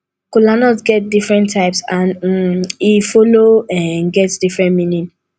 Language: Nigerian Pidgin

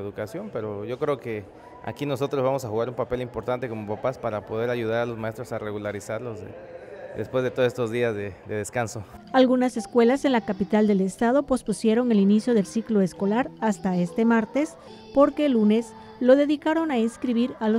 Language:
Spanish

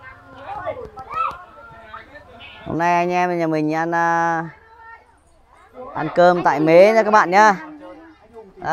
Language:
Vietnamese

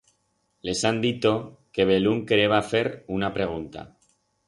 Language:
Aragonese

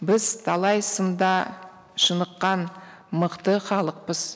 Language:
Kazakh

